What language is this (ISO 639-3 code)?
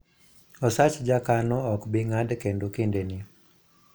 luo